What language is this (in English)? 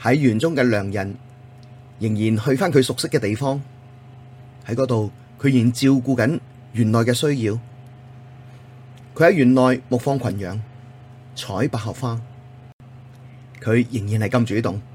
Chinese